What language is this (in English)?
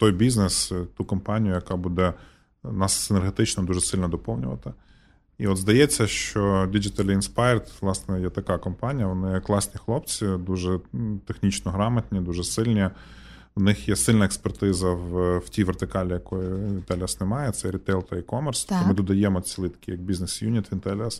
Ukrainian